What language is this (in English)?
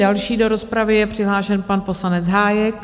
Czech